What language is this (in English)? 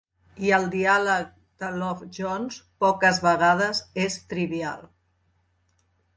Catalan